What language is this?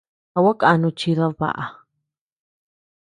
Tepeuxila Cuicatec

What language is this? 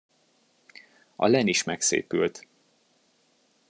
Hungarian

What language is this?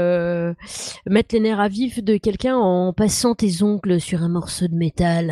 French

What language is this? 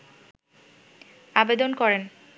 Bangla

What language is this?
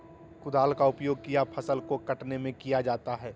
Magahi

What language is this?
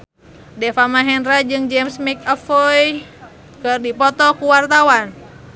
Sundanese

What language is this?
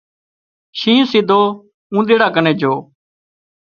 Wadiyara Koli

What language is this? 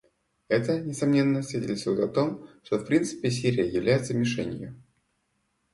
Russian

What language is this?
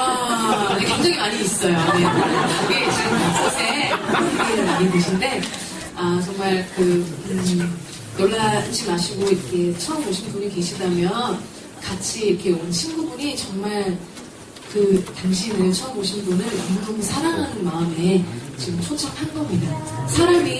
Korean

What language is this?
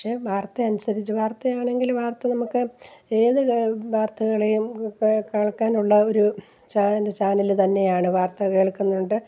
Malayalam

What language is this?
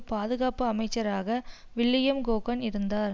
Tamil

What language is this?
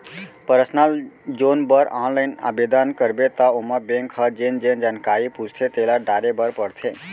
Chhattisgarhi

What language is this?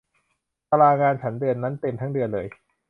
Thai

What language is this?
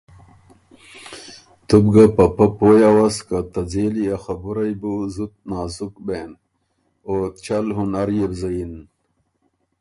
Ormuri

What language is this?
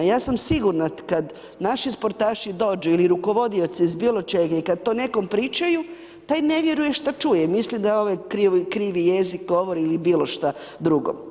Croatian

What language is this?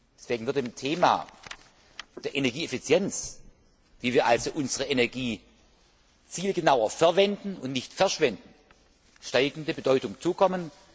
German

